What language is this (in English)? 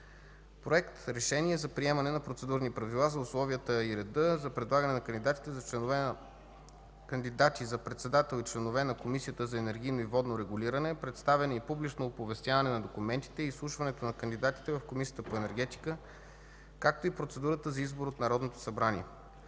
Bulgarian